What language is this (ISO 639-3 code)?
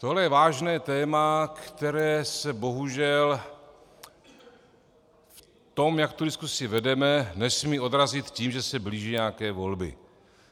ces